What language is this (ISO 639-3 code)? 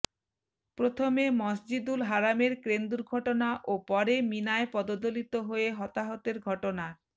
ben